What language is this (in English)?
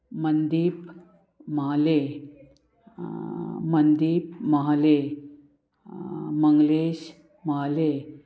Konkani